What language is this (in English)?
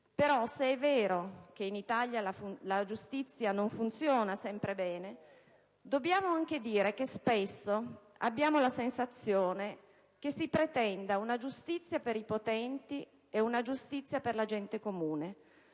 Italian